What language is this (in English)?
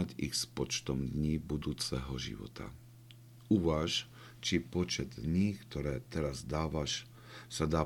Slovak